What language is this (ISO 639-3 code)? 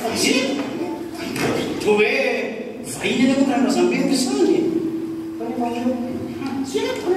ind